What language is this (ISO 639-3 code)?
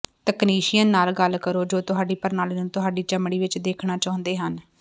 pan